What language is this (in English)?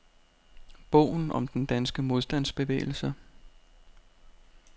Danish